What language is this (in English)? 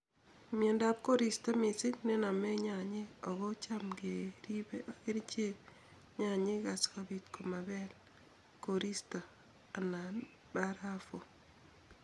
Kalenjin